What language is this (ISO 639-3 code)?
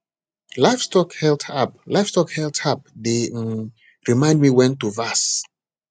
pcm